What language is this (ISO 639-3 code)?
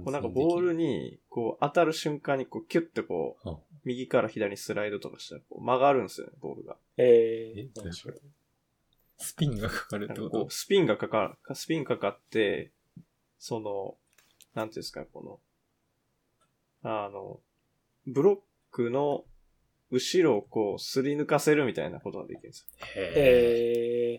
jpn